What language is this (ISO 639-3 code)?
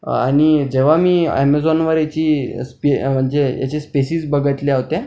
mar